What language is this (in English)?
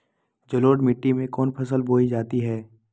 Magahi